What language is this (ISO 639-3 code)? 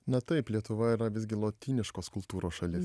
lit